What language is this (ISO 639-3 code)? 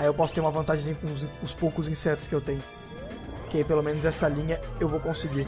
por